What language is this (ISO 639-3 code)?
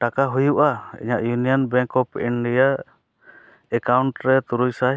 sat